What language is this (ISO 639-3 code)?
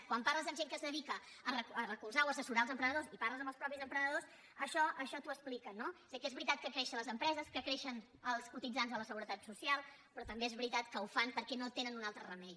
cat